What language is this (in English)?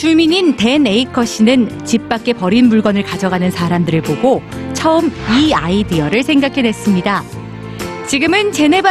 Korean